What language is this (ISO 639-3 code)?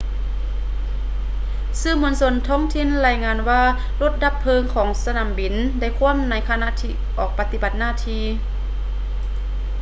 lao